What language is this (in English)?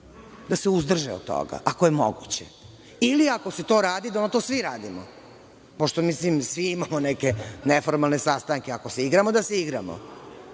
Serbian